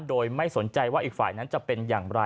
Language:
Thai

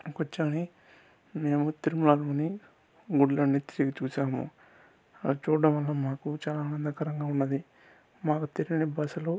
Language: Telugu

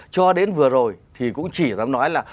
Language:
Vietnamese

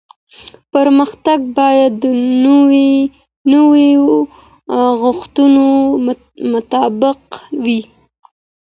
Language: Pashto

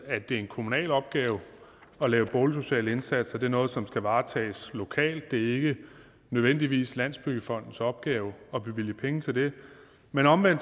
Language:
Danish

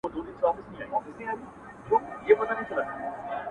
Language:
Pashto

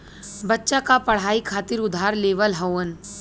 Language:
Bhojpuri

